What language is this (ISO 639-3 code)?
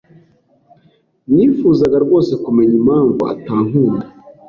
kin